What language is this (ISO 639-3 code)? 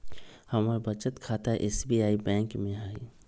mag